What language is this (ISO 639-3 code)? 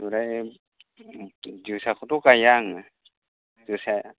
brx